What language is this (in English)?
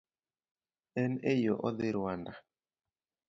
Luo (Kenya and Tanzania)